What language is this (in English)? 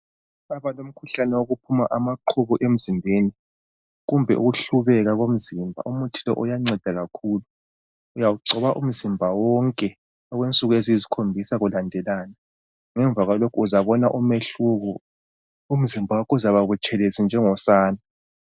North Ndebele